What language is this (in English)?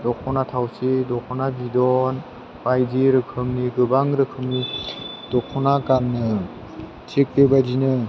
Bodo